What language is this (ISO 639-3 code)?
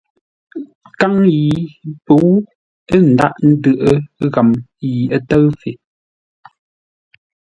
nla